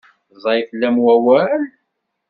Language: Kabyle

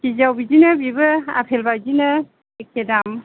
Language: Bodo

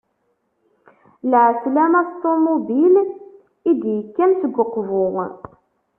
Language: Kabyle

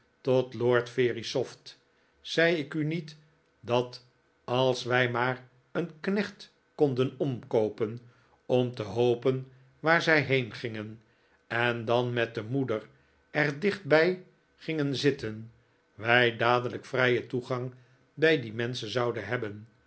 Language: Dutch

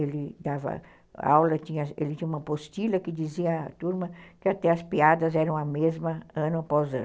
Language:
Portuguese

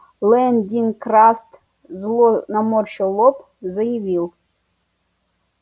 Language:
Russian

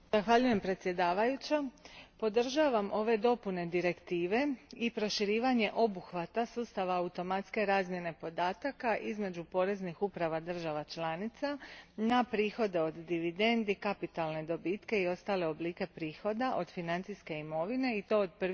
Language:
Croatian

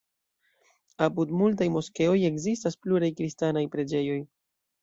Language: Esperanto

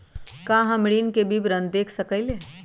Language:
Magahi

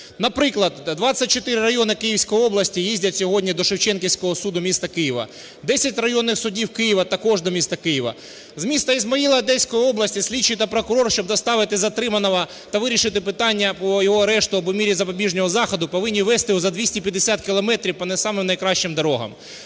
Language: Ukrainian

